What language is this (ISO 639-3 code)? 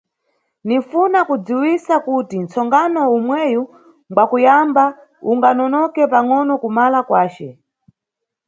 nyu